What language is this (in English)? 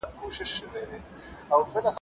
Pashto